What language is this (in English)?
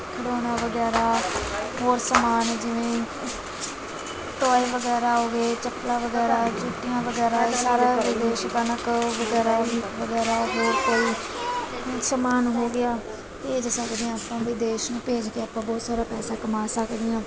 Punjabi